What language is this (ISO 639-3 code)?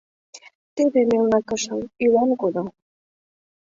chm